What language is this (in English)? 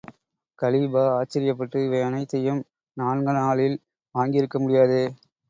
Tamil